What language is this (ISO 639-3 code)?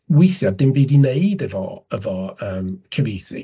cym